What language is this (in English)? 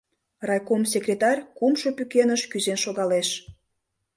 Mari